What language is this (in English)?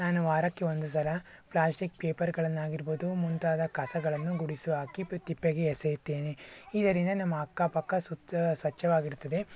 Kannada